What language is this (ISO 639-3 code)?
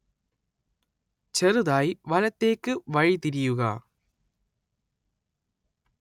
mal